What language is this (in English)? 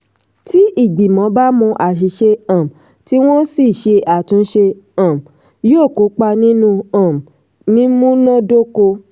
Yoruba